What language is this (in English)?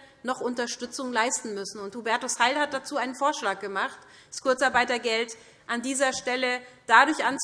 German